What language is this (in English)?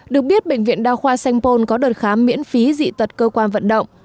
Vietnamese